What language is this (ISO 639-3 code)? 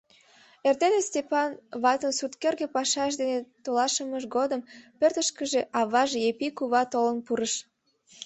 chm